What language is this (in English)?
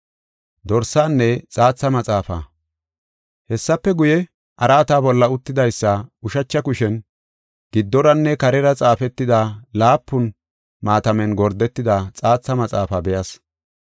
Gofa